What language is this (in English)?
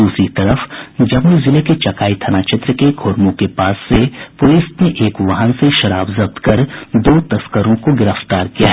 Hindi